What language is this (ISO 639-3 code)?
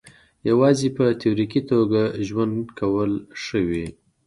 pus